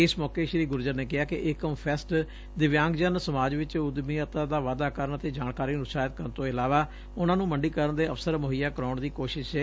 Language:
Punjabi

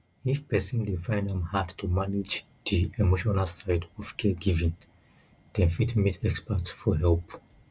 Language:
Nigerian Pidgin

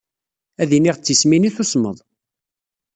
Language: Kabyle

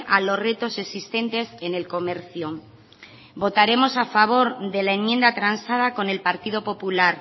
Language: Spanish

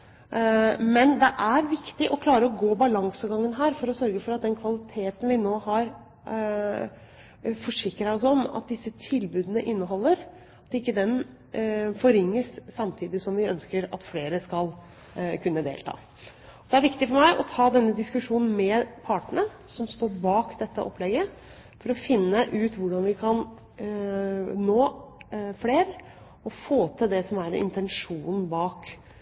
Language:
Norwegian Bokmål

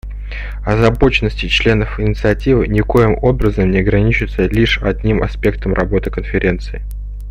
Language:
Russian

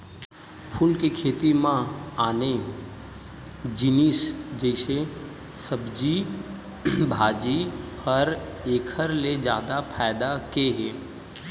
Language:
Chhattisgarhi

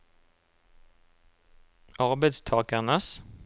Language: Norwegian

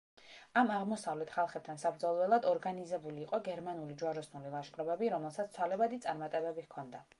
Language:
Georgian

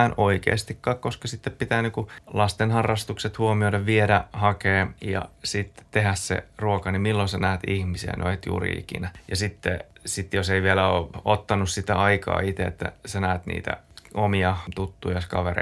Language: Finnish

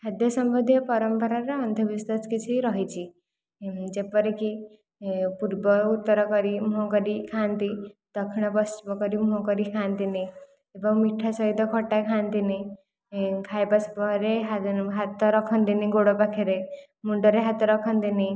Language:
Odia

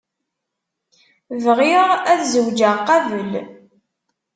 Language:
Kabyle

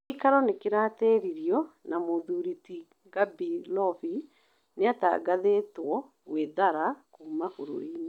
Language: Kikuyu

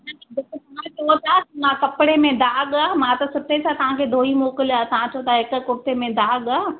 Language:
Sindhi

